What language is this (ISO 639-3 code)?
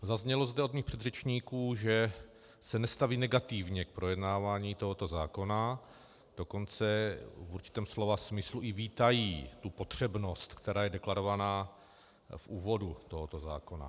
ces